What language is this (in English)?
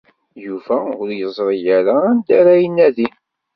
Kabyle